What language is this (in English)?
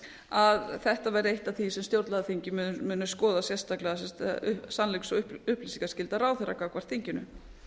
Icelandic